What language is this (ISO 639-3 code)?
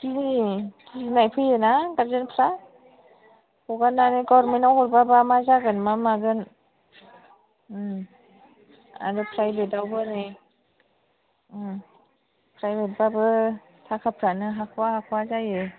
brx